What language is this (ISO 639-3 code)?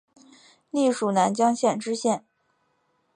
zho